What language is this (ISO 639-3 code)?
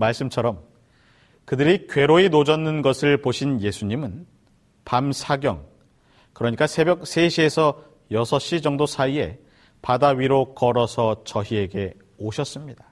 kor